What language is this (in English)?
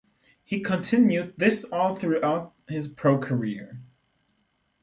English